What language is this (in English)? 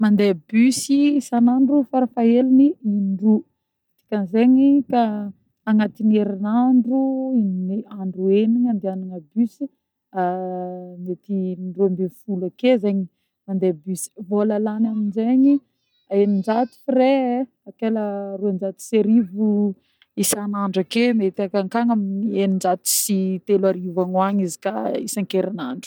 Northern Betsimisaraka Malagasy